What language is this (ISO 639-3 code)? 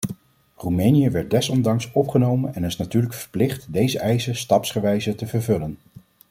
nld